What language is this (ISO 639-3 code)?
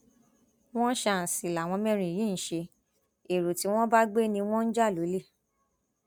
yor